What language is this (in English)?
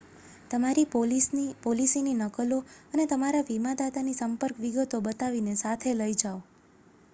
Gujarati